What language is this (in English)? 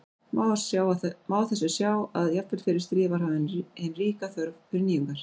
Icelandic